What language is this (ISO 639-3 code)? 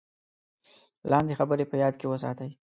pus